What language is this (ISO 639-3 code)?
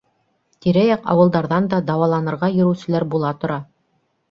bak